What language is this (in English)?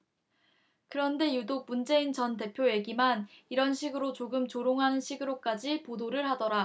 Korean